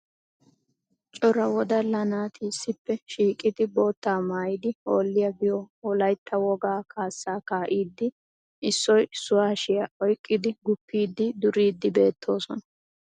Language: Wolaytta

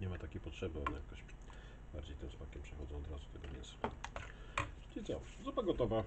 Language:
Polish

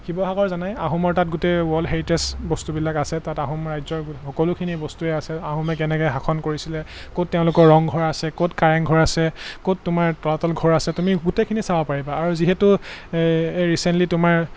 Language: Assamese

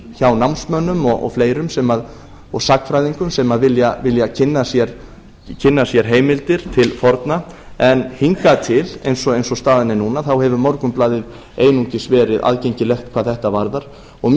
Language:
Icelandic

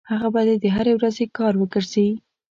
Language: Pashto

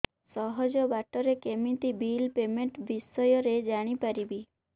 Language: Odia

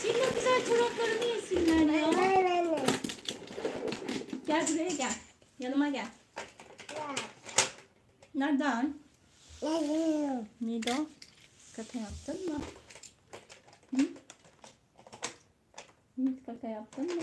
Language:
Turkish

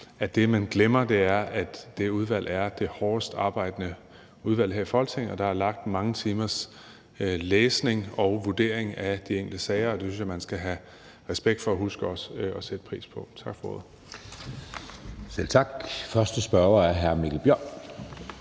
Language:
Danish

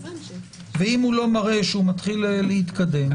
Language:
Hebrew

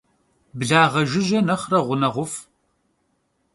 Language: Kabardian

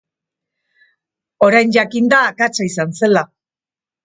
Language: Basque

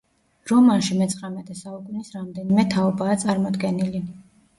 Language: Georgian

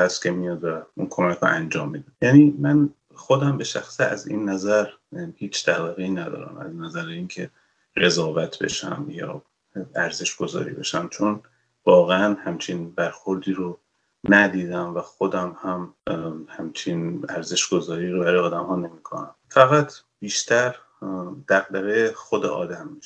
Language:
Persian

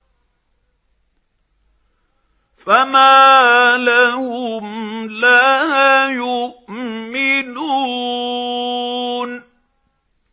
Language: Arabic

